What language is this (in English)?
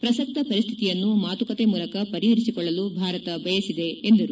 Kannada